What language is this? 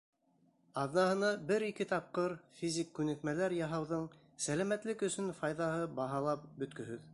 Bashkir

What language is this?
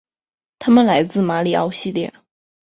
Chinese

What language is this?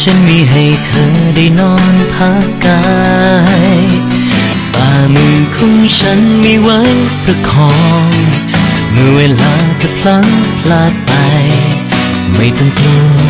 Thai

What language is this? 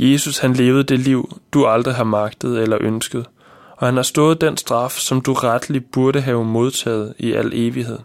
Danish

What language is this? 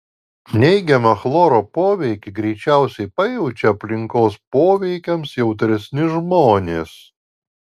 Lithuanian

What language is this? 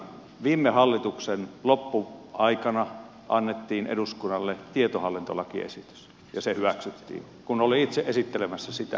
Finnish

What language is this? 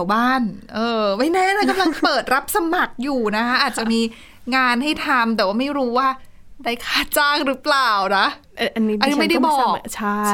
Thai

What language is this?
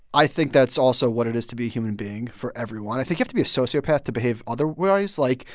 English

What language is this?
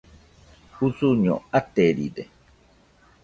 Nüpode Huitoto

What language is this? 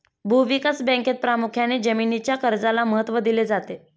Marathi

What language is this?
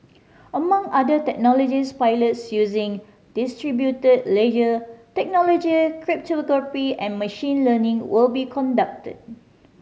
English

